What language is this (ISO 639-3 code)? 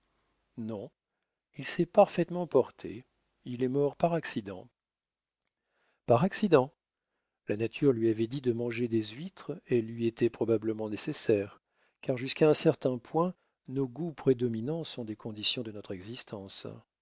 fra